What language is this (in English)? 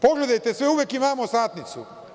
Serbian